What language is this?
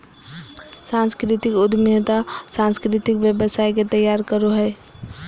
Magahi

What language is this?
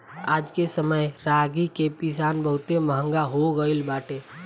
Bhojpuri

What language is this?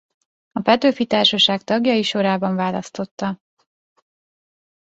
Hungarian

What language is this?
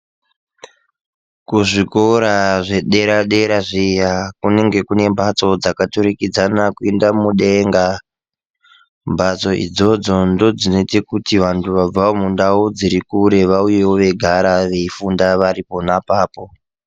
Ndau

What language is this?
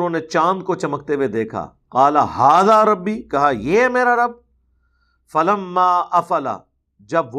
Urdu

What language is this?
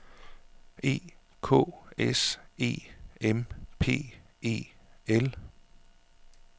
Danish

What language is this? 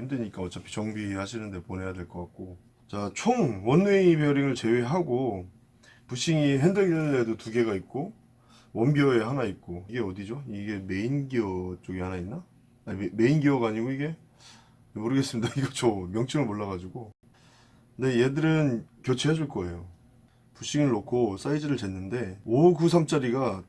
Korean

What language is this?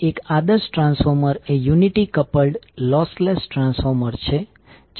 Gujarati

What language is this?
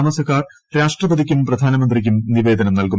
Malayalam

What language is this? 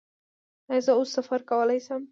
Pashto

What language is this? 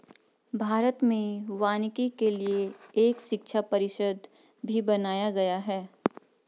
Hindi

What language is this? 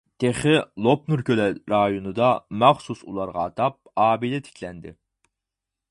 Uyghur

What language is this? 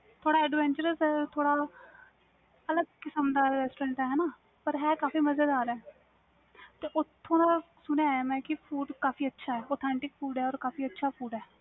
Punjabi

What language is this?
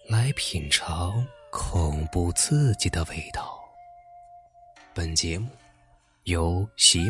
Chinese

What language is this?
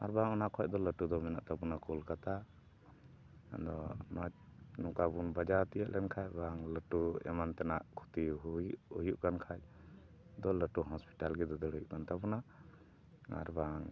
Santali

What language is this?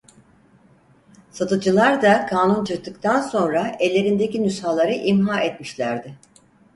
Turkish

